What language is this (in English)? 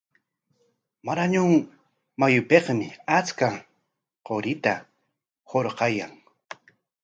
Corongo Ancash Quechua